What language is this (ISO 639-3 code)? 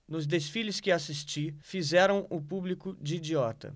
por